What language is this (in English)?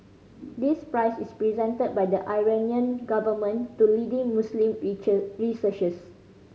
English